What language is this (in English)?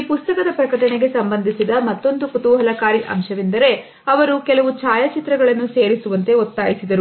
Kannada